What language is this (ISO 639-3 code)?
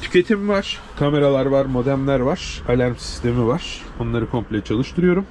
tur